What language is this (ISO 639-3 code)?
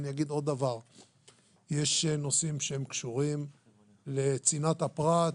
heb